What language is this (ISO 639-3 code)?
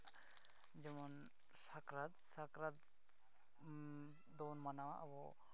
sat